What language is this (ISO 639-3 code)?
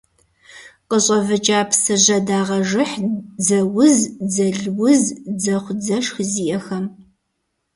kbd